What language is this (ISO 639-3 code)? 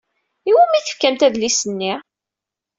kab